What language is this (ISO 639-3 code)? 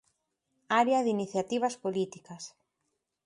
glg